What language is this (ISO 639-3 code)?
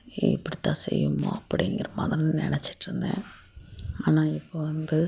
tam